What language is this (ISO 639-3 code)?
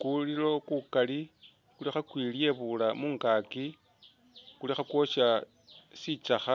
myx